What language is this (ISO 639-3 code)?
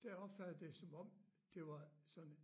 dan